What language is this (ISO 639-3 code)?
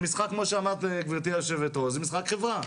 heb